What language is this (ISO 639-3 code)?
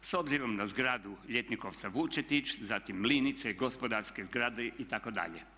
hrv